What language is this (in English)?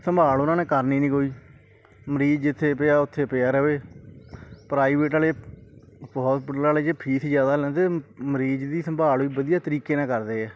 Punjabi